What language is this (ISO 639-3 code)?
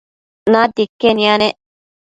mcf